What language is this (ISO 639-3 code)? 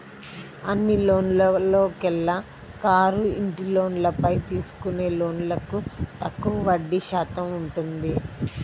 tel